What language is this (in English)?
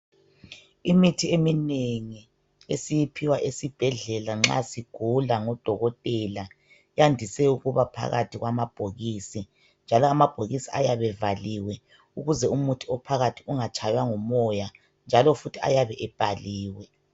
North Ndebele